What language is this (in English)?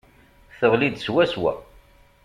Kabyle